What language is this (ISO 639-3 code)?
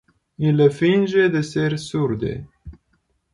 ina